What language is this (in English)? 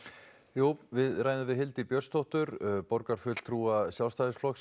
Icelandic